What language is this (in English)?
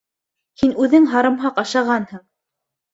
Bashkir